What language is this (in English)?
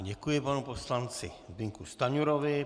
Czech